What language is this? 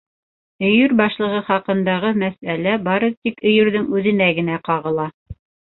Bashkir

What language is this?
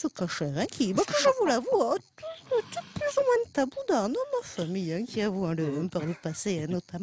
French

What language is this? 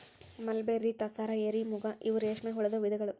Kannada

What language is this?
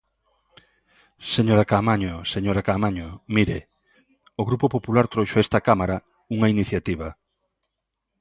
Galician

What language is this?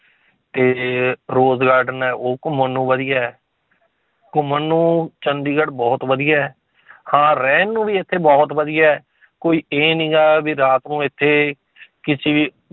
Punjabi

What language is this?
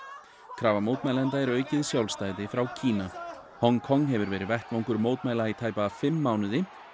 Icelandic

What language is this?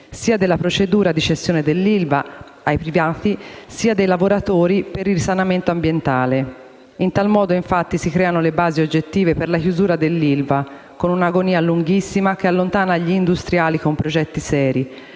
Italian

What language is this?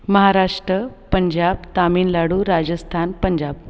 Marathi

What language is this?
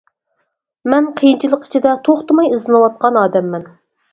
Uyghur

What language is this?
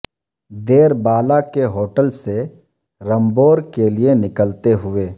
Urdu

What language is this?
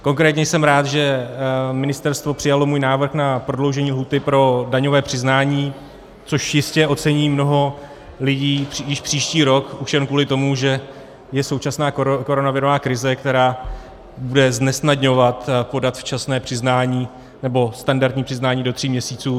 Czech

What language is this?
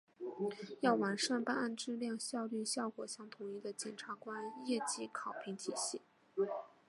Chinese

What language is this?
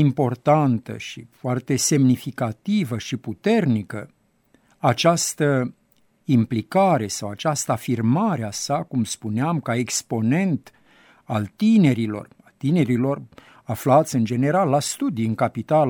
Romanian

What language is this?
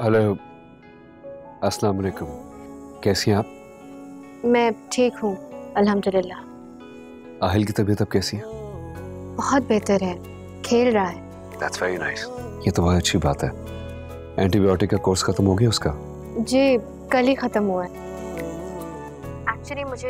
Hindi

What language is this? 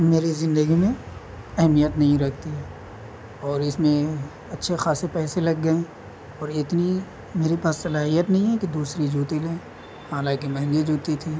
Urdu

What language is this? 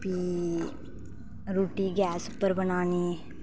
Dogri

